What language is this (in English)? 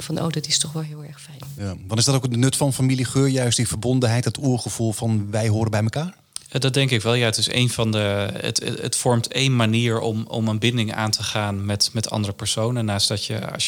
Dutch